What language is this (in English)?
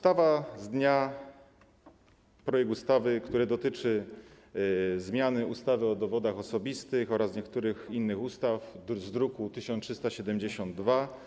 Polish